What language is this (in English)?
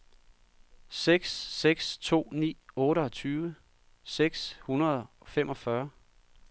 Danish